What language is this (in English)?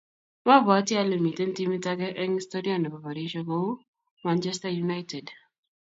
Kalenjin